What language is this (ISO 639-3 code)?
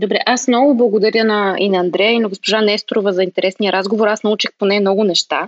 bul